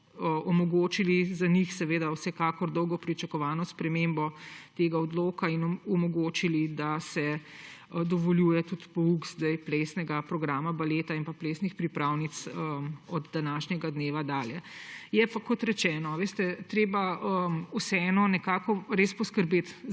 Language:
Slovenian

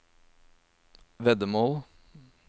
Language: Norwegian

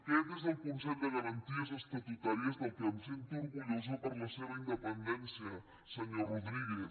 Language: Catalan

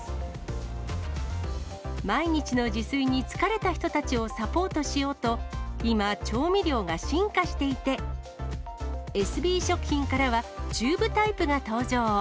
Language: Japanese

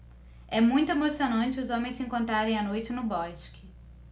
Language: Portuguese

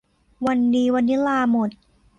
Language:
Thai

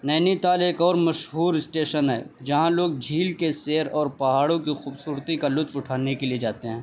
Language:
Urdu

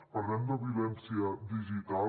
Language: Catalan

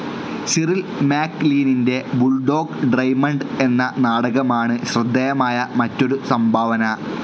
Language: Malayalam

